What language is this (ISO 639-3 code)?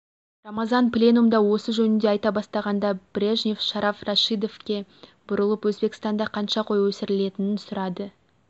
kaz